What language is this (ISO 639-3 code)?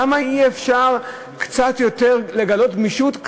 heb